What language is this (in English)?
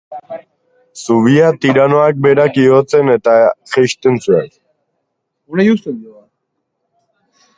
Basque